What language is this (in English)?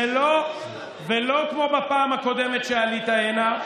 Hebrew